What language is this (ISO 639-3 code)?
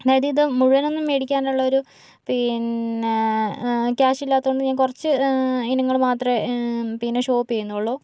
mal